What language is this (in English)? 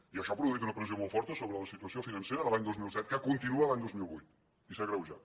Catalan